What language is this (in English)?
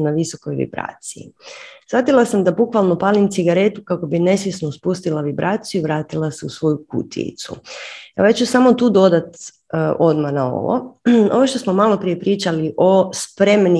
Croatian